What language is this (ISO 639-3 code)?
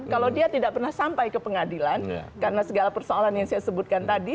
ind